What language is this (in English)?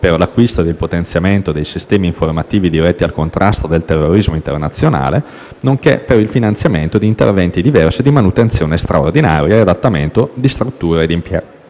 Italian